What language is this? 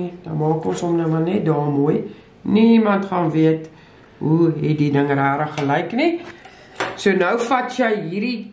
Dutch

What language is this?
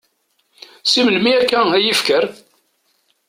Kabyle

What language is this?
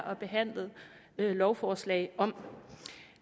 Danish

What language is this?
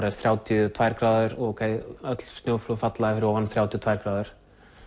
Icelandic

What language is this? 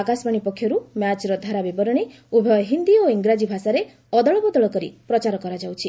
Odia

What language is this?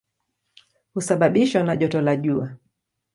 Swahili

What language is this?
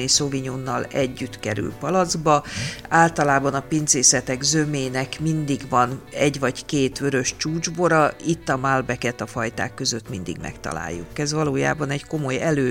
Hungarian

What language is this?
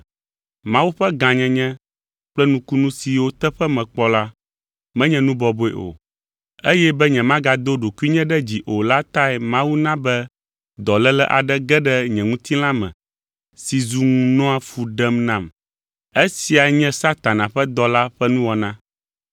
Ewe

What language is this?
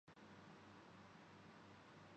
Urdu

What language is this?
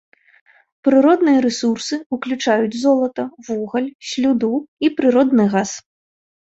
Belarusian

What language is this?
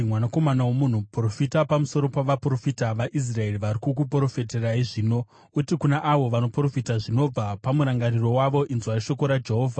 Shona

